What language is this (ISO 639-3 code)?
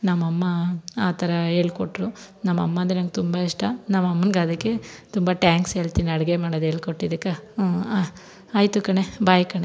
kan